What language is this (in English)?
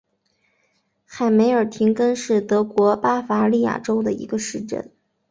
Chinese